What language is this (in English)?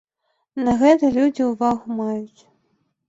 Belarusian